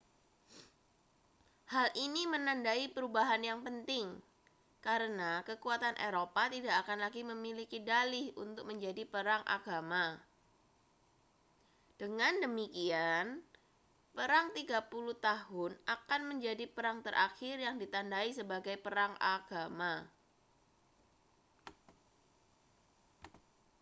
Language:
Indonesian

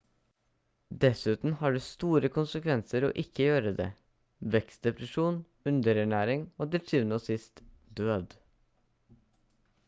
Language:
Norwegian Bokmål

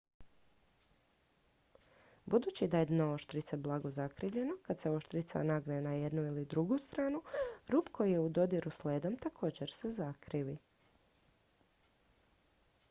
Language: Croatian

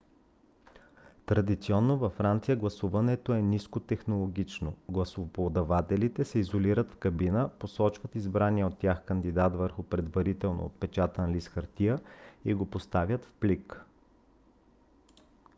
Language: Bulgarian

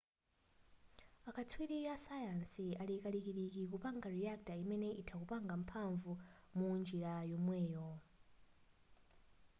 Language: Nyanja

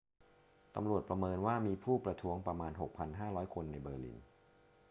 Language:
Thai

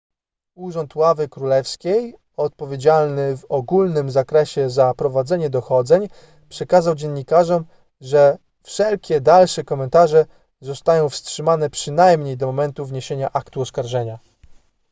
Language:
Polish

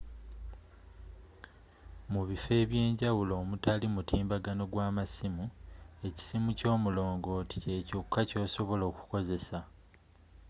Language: Ganda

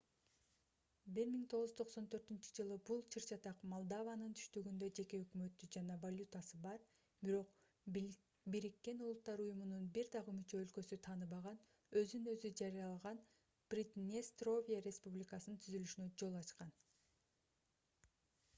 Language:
Kyrgyz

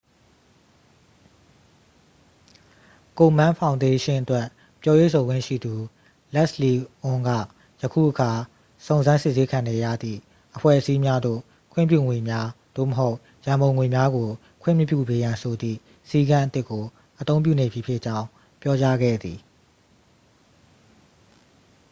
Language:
Burmese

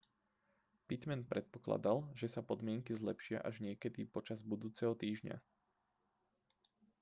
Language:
Slovak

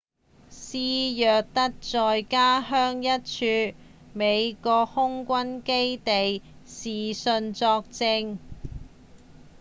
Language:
Cantonese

